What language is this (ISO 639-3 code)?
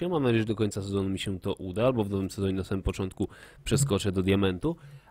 pol